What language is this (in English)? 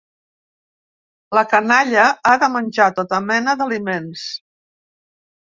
Catalan